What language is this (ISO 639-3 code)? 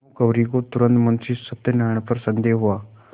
hin